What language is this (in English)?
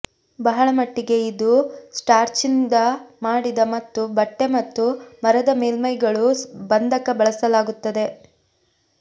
Kannada